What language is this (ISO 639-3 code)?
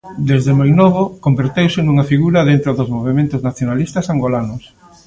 glg